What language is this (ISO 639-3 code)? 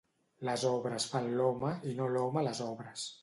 cat